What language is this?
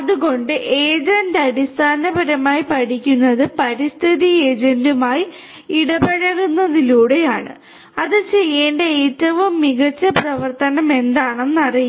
Malayalam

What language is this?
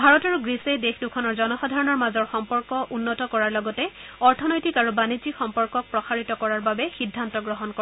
Assamese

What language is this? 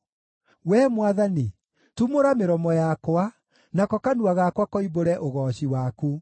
Kikuyu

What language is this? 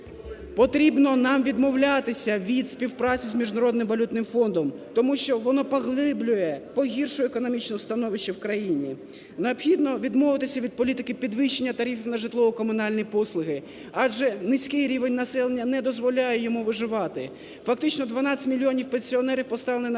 Ukrainian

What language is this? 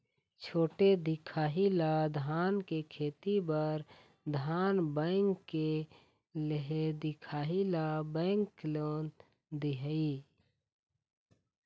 Chhattisgarhi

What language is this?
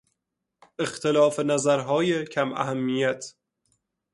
Persian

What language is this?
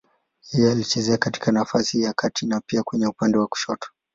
Swahili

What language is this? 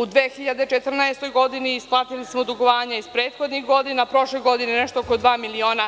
Serbian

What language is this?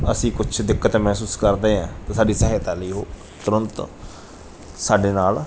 Punjabi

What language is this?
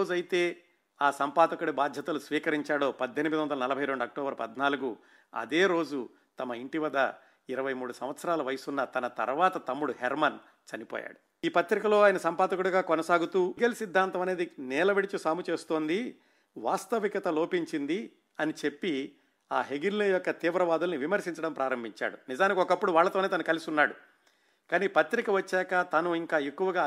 Telugu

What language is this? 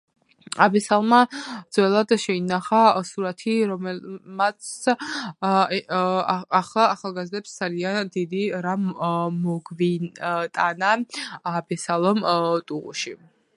Georgian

